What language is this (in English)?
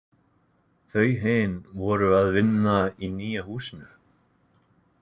Icelandic